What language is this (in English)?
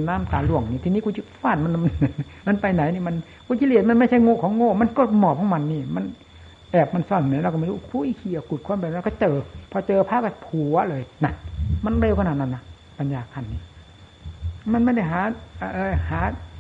Thai